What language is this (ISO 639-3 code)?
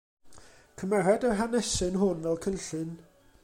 cym